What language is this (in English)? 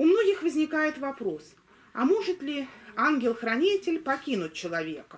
Russian